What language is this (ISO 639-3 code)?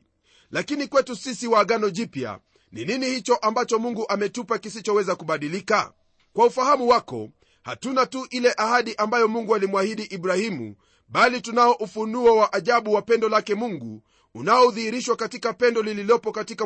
swa